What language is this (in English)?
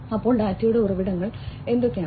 Malayalam